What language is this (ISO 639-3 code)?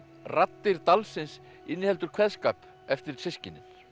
isl